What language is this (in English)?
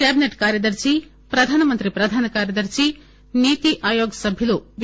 Telugu